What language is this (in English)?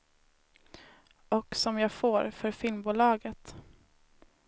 Swedish